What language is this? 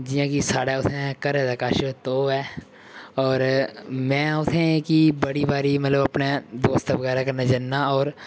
Dogri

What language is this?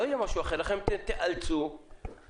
Hebrew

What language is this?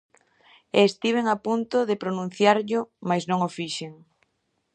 Galician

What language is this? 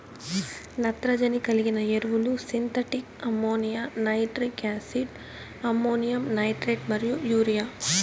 Telugu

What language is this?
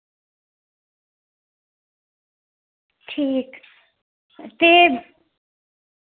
Dogri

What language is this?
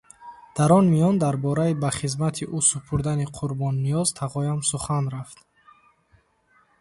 Tajik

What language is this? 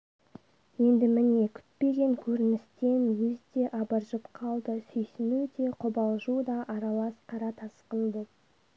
Kazakh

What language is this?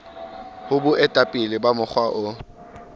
Southern Sotho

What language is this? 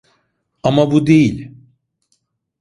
Turkish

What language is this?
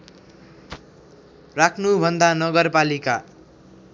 Nepali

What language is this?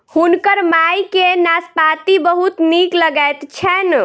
Maithili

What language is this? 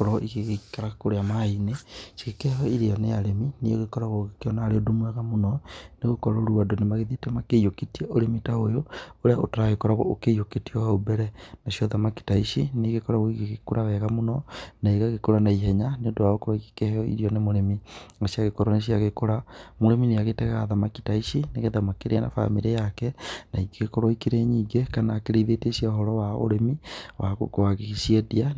Kikuyu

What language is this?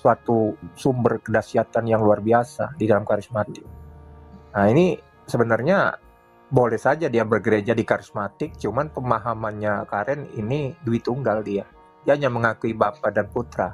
Indonesian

